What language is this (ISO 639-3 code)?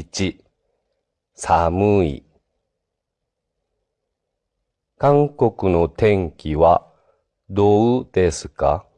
jpn